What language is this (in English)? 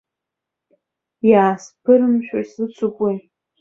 Abkhazian